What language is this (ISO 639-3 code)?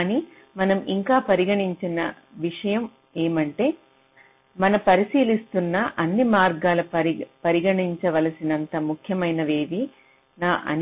tel